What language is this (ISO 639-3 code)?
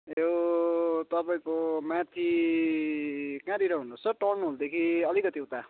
nep